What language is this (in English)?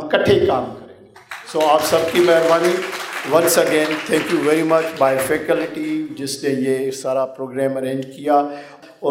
Urdu